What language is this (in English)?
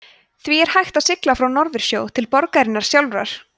Icelandic